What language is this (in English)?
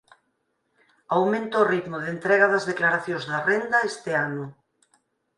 Galician